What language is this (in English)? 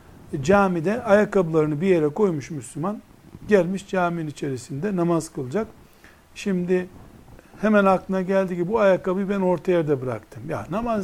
Turkish